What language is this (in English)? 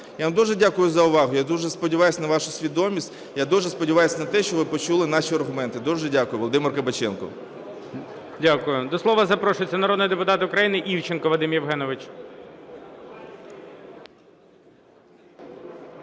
Ukrainian